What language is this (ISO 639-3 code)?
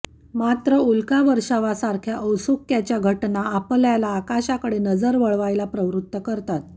mar